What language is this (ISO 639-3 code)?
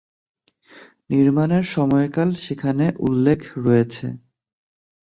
ben